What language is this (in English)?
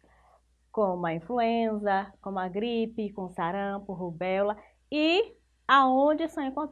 Portuguese